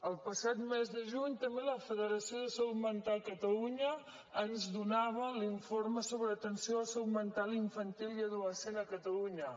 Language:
Catalan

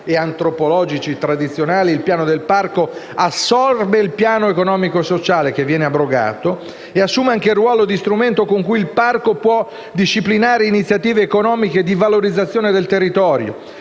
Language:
Italian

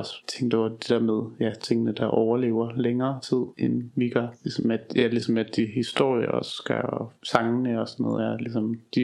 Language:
Danish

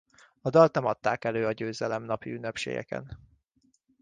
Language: Hungarian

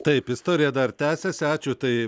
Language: Lithuanian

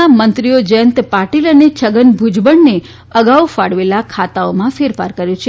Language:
Gujarati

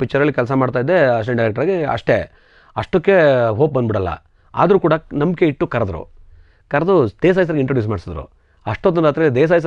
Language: Arabic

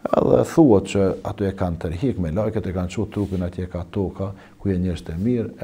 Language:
Arabic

